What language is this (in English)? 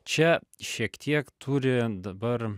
Lithuanian